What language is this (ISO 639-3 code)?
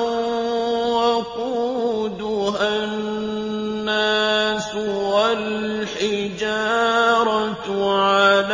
ara